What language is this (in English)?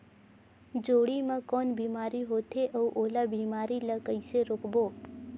Chhattisgarhi